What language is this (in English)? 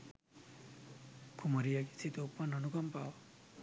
Sinhala